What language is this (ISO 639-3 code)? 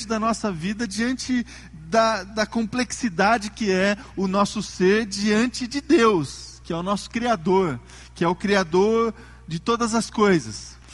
por